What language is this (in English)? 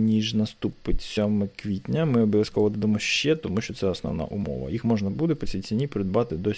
Ukrainian